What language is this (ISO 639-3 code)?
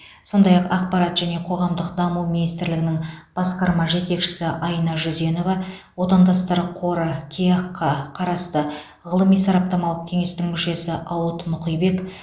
kaz